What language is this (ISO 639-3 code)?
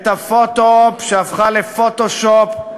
heb